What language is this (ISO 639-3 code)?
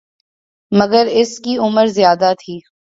urd